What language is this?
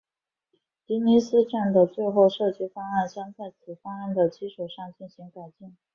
Chinese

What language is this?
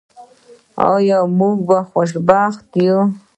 Pashto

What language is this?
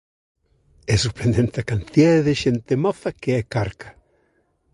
Galician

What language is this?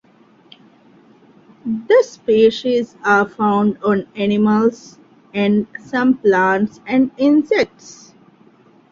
English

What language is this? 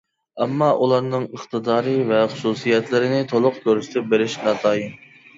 Uyghur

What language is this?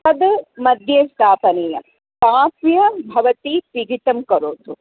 Sanskrit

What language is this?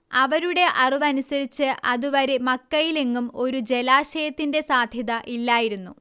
Malayalam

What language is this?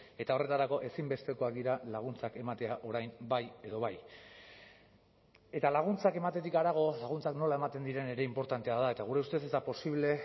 Basque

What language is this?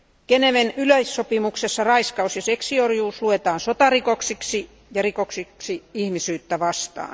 Finnish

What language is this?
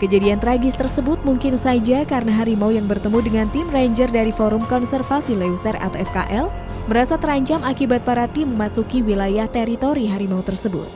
Indonesian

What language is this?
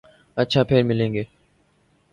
Urdu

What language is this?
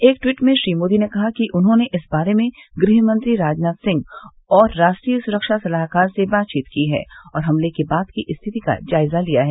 Hindi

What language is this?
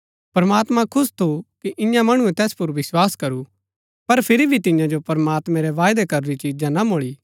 Gaddi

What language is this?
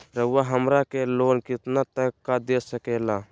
Magahi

